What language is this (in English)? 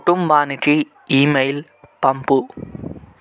Telugu